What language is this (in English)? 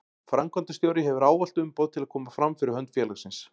Icelandic